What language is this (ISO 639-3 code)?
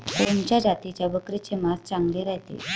mar